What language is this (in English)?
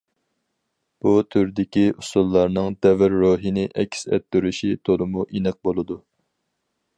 Uyghur